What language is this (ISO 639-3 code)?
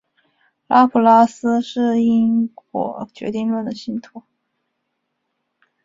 zho